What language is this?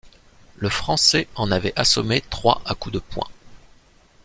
French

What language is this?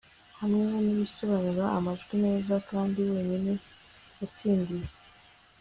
Kinyarwanda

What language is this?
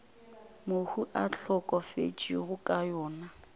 Northern Sotho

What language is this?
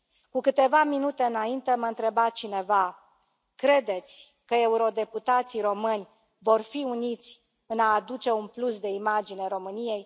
Romanian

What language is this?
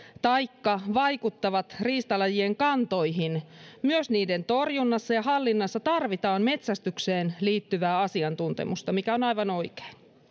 Finnish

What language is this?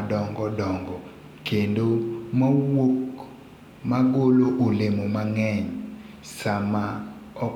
Luo (Kenya and Tanzania)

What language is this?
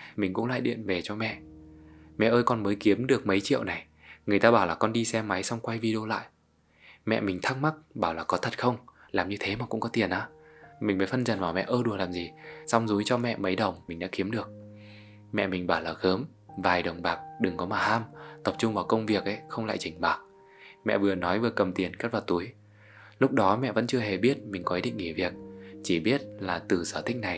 Vietnamese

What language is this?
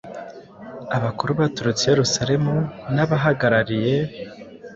Kinyarwanda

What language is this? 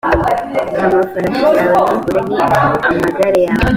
Kinyarwanda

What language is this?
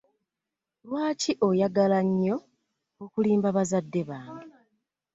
Ganda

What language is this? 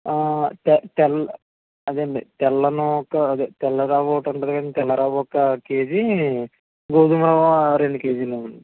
Telugu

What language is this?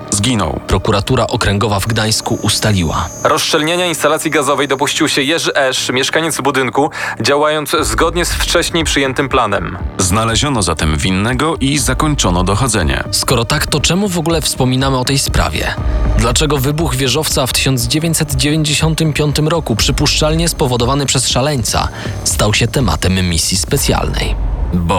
Polish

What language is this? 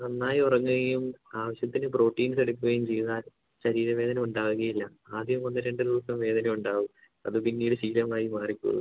Malayalam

